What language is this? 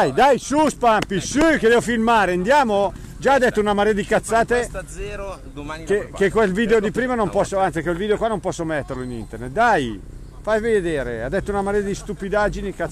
Italian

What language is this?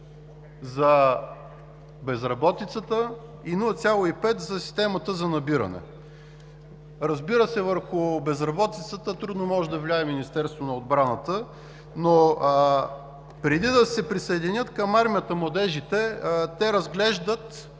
Bulgarian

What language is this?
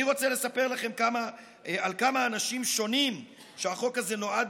Hebrew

